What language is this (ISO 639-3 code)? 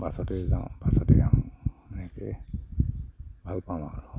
asm